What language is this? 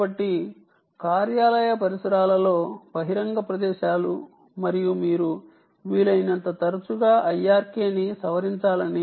Telugu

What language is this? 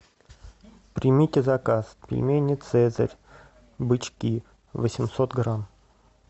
Russian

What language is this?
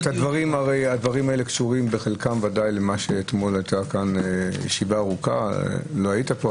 Hebrew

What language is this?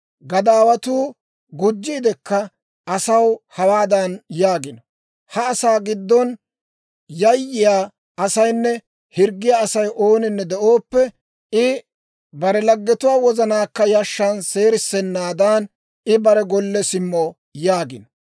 Dawro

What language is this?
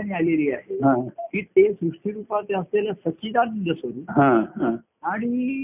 Marathi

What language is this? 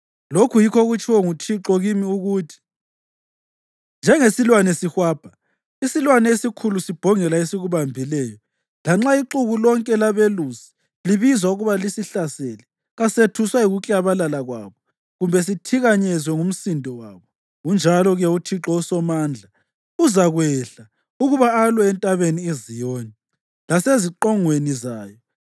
North Ndebele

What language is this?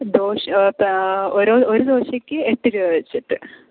Malayalam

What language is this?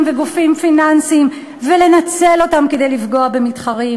Hebrew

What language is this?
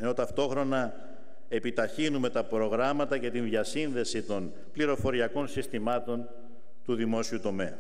Greek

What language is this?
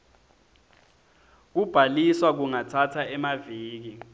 Swati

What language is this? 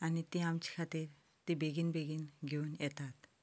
Konkani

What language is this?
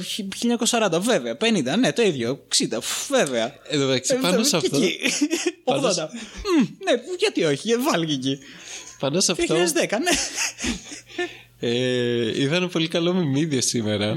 Greek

